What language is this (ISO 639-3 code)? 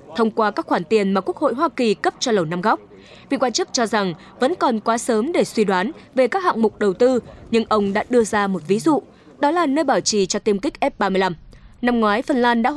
vie